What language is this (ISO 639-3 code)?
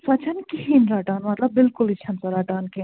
kas